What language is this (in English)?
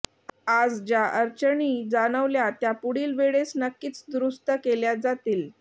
Marathi